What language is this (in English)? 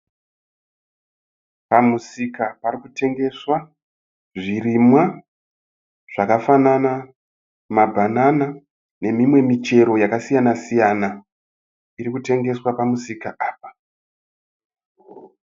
Shona